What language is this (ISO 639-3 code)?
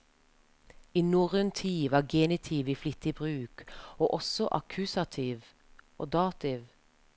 nor